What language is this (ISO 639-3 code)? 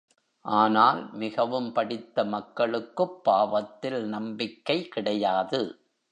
tam